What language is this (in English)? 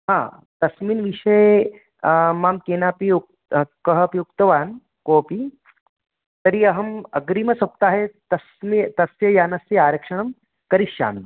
Sanskrit